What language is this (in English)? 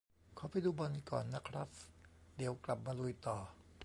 Thai